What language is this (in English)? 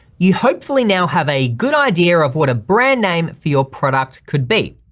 English